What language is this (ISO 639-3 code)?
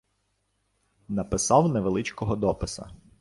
ukr